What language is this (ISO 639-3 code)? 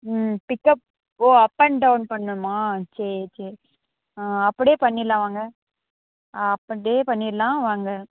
tam